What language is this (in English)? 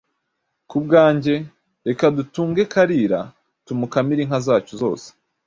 Kinyarwanda